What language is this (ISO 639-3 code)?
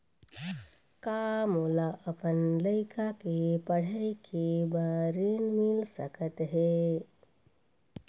hne